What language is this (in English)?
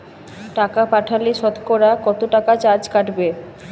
Bangla